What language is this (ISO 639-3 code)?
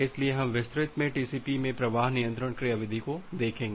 hin